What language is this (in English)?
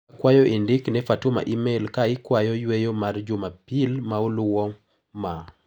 Luo (Kenya and Tanzania)